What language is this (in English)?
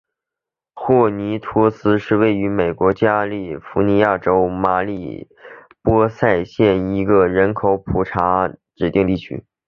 Chinese